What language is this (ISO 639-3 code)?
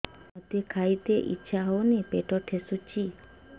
ori